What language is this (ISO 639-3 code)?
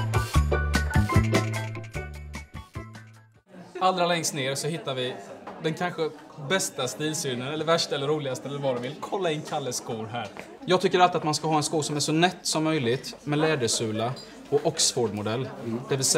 swe